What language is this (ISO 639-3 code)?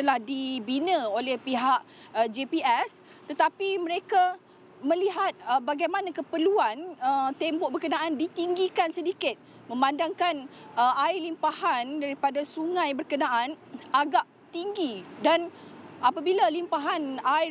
msa